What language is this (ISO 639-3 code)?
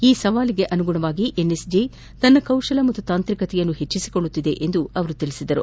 kan